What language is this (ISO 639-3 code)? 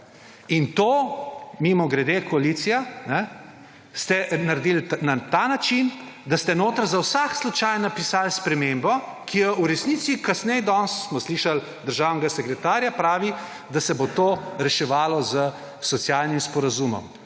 slv